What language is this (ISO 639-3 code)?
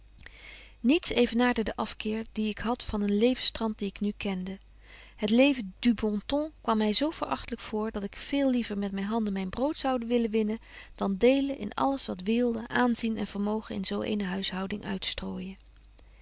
nld